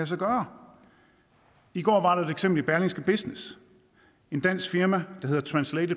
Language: Danish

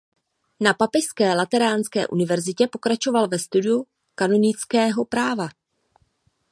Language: Czech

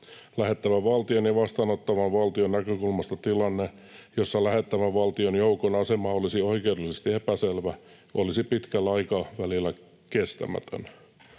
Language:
Finnish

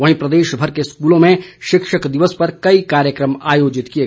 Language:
Hindi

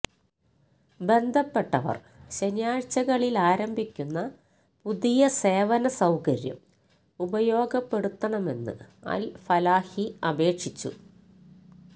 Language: Malayalam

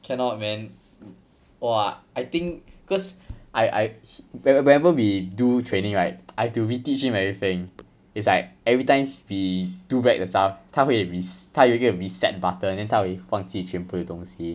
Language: English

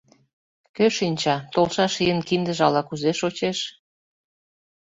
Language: Mari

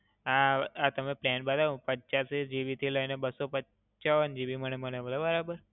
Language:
Gujarati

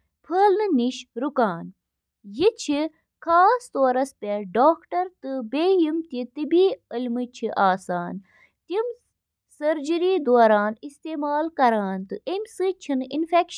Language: Kashmiri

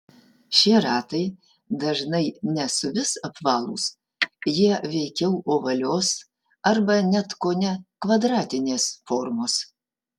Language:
Lithuanian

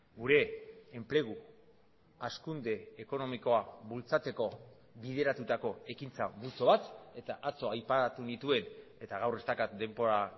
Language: Basque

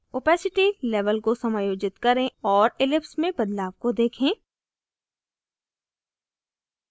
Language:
Hindi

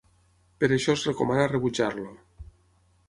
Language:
Catalan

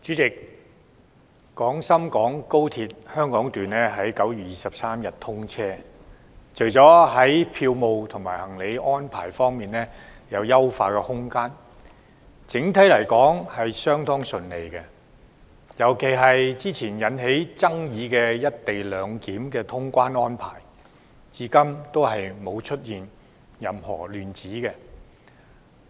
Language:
Cantonese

